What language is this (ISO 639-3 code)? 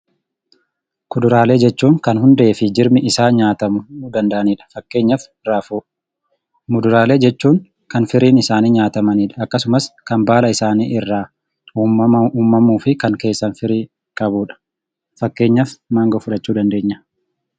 orm